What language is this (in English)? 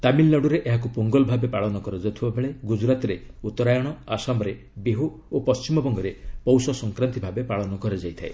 Odia